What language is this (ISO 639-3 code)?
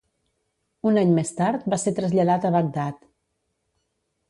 cat